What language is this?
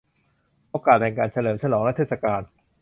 Thai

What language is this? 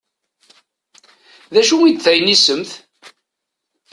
Kabyle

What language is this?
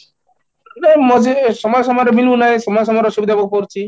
Odia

